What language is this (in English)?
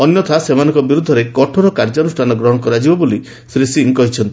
Odia